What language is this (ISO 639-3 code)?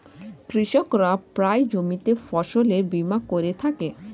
ben